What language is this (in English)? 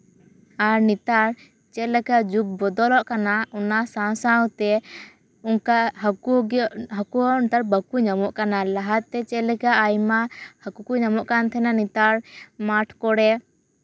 Santali